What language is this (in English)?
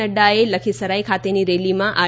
Gujarati